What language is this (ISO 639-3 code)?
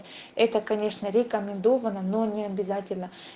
rus